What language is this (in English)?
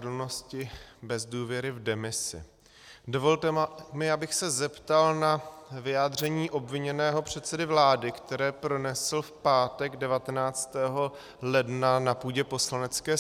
Czech